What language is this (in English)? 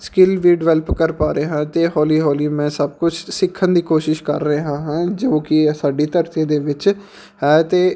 Punjabi